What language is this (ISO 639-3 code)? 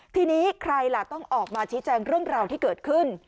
tha